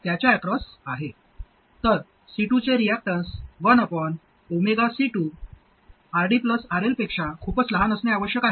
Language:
Marathi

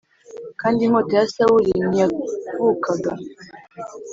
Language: Kinyarwanda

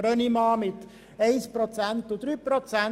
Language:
Swiss German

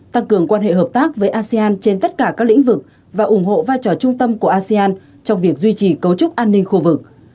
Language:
Vietnamese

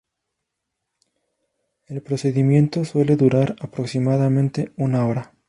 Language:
Spanish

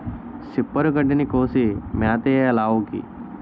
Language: Telugu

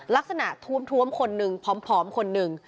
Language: Thai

